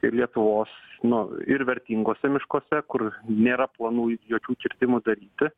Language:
Lithuanian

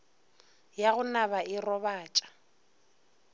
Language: Northern Sotho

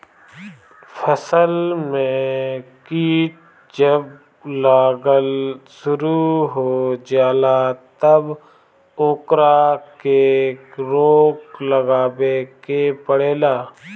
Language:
Bhojpuri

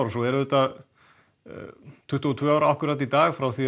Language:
Icelandic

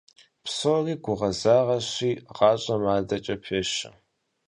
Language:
Kabardian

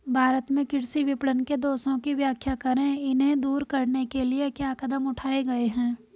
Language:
Hindi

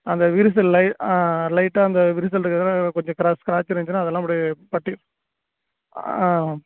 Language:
Tamil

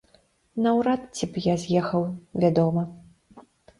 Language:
Belarusian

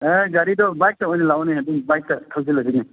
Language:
Manipuri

